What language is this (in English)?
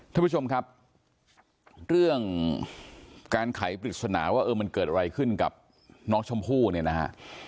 Thai